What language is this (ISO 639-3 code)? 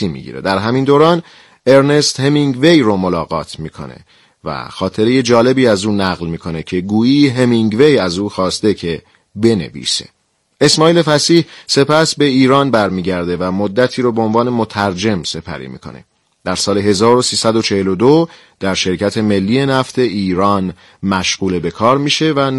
fas